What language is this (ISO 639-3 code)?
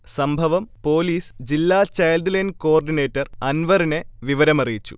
mal